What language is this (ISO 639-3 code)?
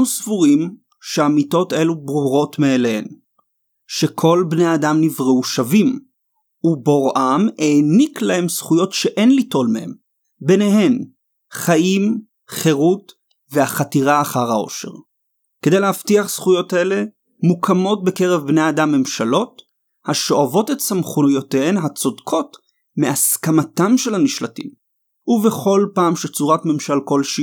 heb